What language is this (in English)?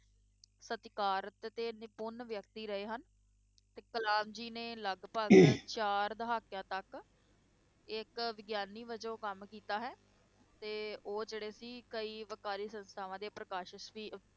Punjabi